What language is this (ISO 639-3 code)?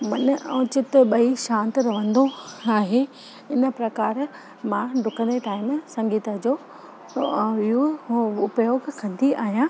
snd